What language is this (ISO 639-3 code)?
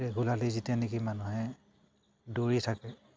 asm